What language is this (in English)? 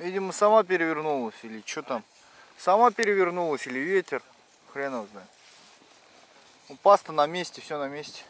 Russian